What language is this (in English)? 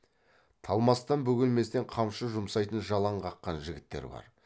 Kazakh